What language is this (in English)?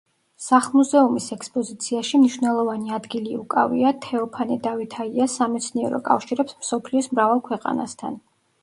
Georgian